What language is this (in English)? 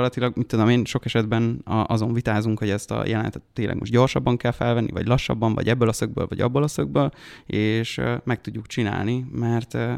Hungarian